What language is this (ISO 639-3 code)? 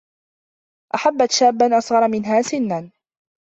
ara